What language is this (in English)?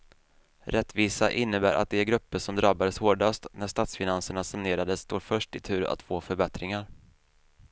Swedish